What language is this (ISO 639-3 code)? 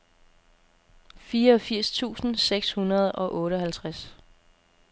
dan